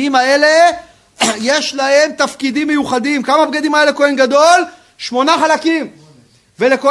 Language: Hebrew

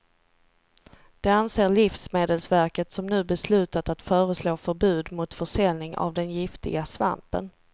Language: Swedish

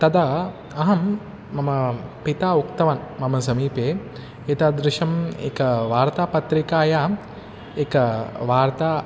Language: Sanskrit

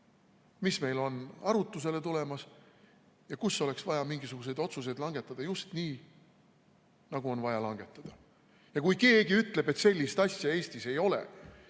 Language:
Estonian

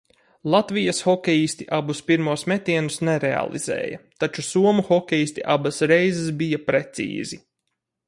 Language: Latvian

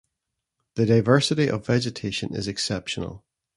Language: English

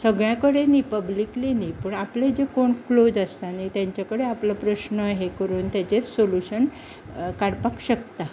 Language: Konkani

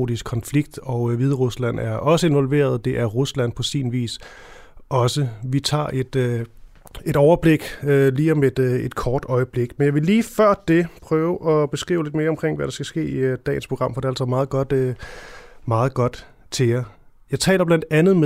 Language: Danish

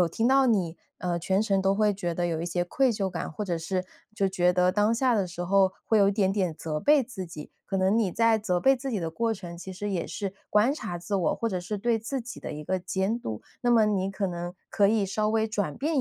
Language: Chinese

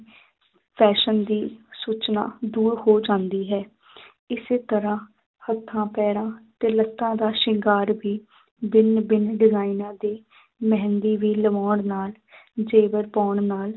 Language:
Punjabi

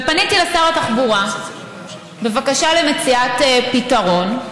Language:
Hebrew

